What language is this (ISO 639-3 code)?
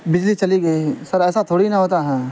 urd